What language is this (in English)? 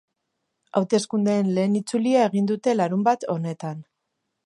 Basque